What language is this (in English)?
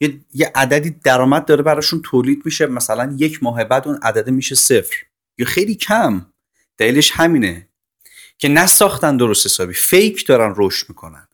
Persian